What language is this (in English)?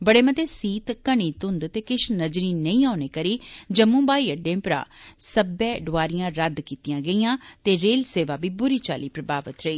Dogri